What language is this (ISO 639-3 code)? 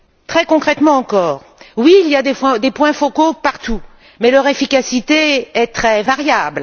fra